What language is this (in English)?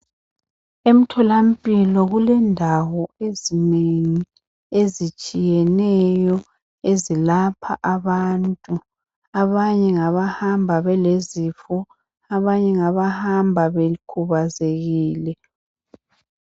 North Ndebele